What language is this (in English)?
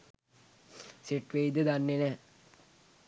Sinhala